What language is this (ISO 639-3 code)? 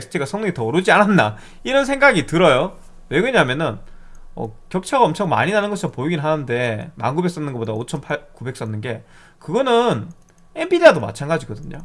kor